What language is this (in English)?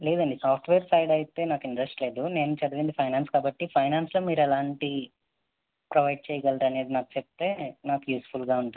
Telugu